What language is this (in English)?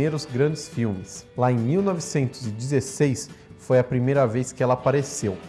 Portuguese